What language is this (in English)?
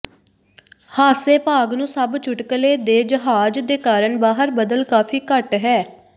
Punjabi